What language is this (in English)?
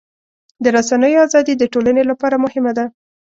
Pashto